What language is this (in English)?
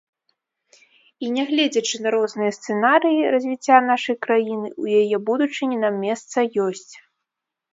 Belarusian